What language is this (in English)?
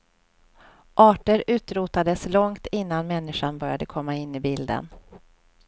Swedish